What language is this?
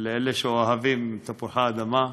Hebrew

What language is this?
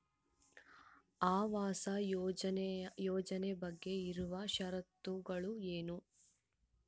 Kannada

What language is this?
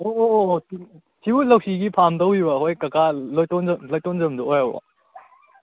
Manipuri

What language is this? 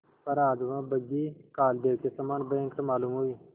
Hindi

